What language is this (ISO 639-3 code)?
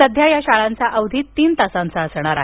mar